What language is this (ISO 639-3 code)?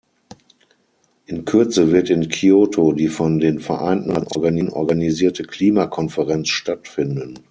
deu